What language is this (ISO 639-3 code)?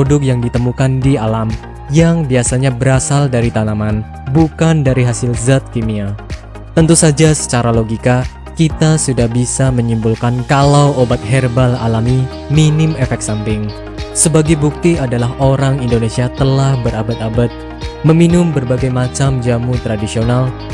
ind